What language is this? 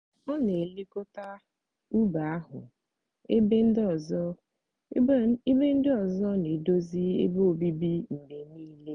Igbo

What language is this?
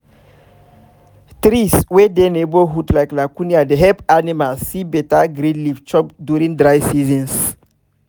Nigerian Pidgin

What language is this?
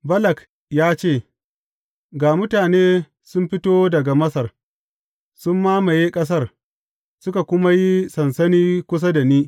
Hausa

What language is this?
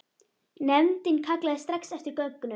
Icelandic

